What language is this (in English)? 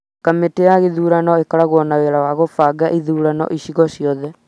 Kikuyu